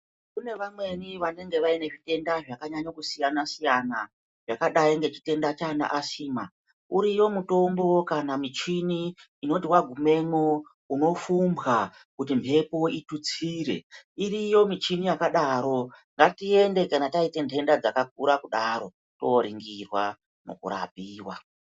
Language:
Ndau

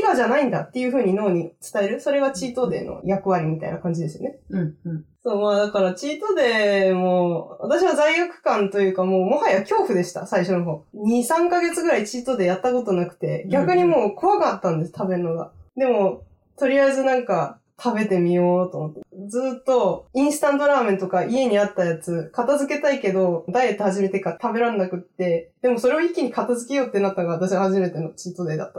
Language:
Japanese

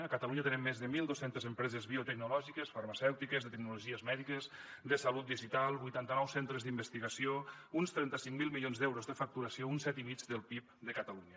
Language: Catalan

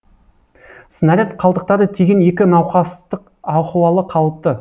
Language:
Kazakh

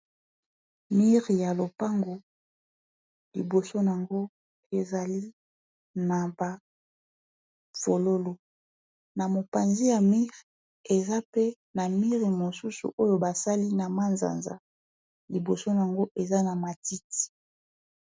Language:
Lingala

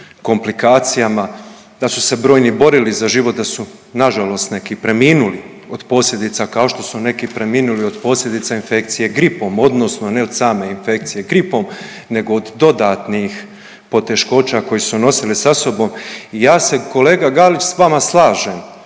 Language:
Croatian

